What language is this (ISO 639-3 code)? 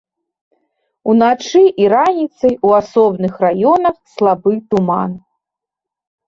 bel